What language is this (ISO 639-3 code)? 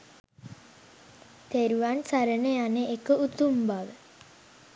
sin